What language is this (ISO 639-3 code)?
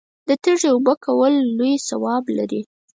pus